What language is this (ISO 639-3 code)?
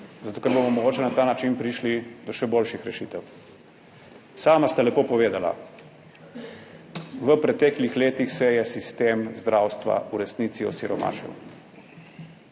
slv